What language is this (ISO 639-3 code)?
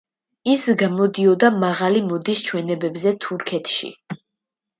kat